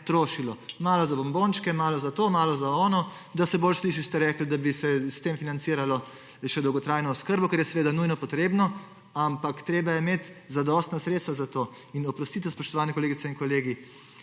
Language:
Slovenian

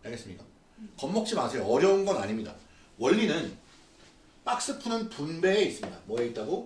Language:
Korean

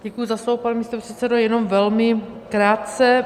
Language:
Czech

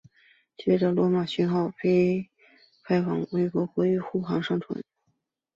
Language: Chinese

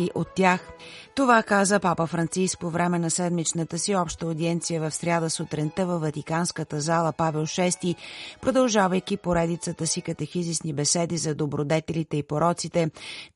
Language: Bulgarian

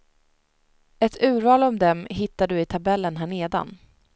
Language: Swedish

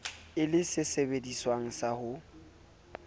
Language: Southern Sotho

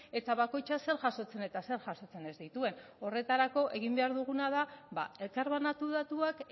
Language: Basque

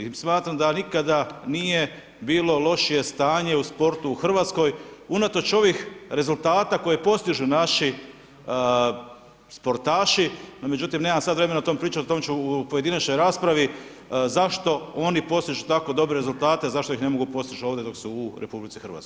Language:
Croatian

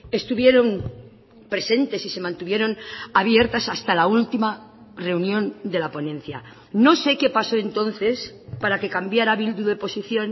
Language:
Spanish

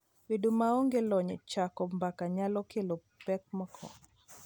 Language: Luo (Kenya and Tanzania)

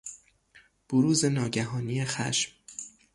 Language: Persian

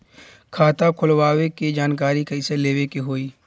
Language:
Bhojpuri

